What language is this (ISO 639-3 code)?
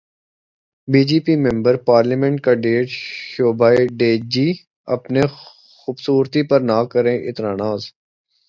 urd